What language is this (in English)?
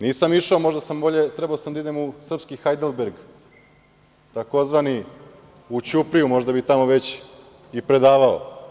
Serbian